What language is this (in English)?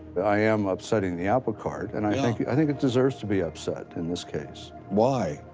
English